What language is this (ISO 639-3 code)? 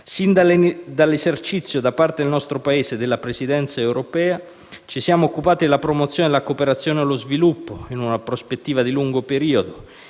ita